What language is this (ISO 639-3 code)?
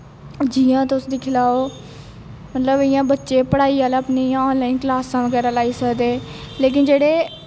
doi